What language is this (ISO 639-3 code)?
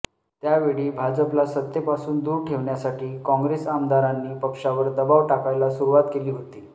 mar